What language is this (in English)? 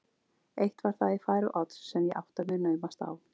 Icelandic